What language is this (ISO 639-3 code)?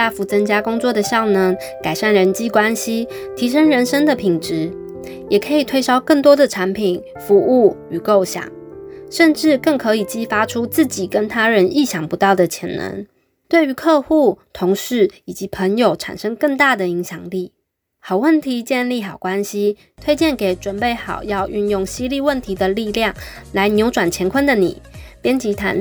zho